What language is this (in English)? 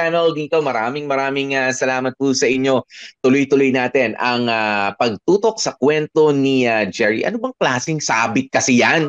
Filipino